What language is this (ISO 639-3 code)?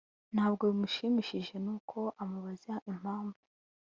kin